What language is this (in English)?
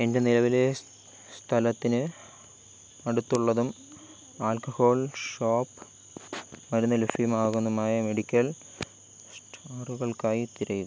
Malayalam